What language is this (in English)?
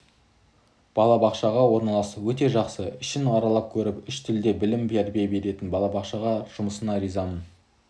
Kazakh